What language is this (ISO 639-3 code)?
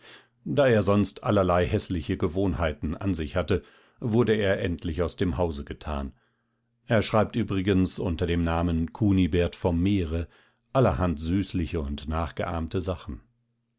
deu